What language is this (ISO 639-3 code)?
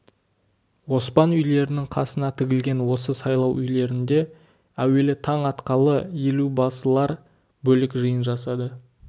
kaz